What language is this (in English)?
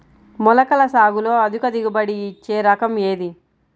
Telugu